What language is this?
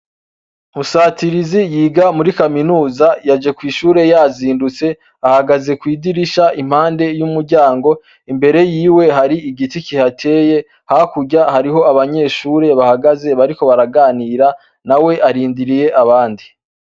Rundi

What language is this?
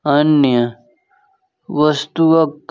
Maithili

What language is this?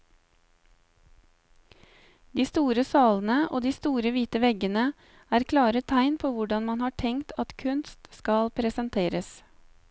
Norwegian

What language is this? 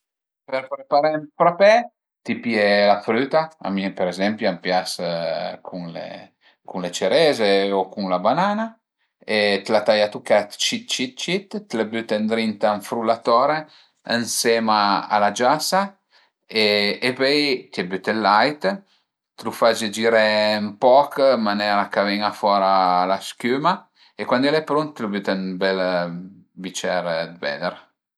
Piedmontese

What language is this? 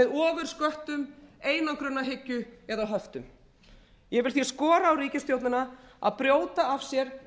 Icelandic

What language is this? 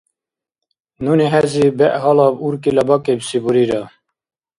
Dargwa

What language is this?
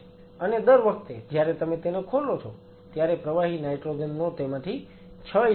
Gujarati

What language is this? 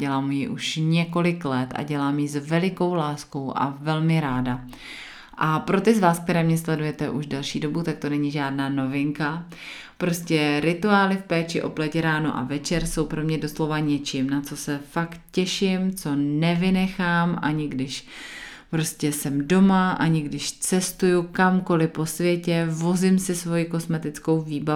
Czech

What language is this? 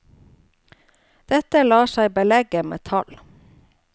Norwegian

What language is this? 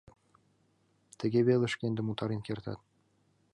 Mari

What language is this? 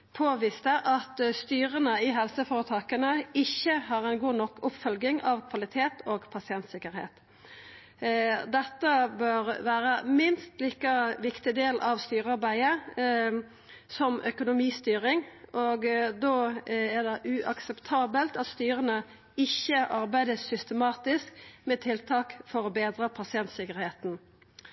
Norwegian Nynorsk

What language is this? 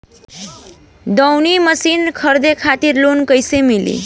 Bhojpuri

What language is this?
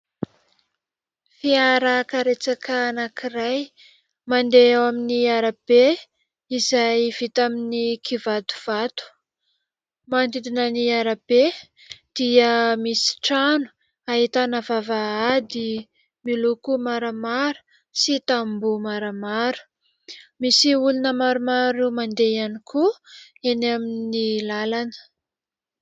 Malagasy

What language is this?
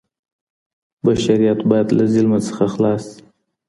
Pashto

